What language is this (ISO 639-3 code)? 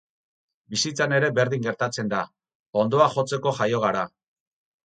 eus